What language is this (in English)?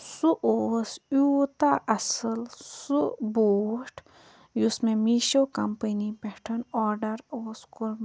Kashmiri